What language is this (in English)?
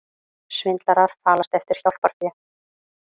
Icelandic